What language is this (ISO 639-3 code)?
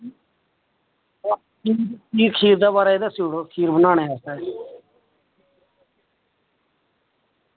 doi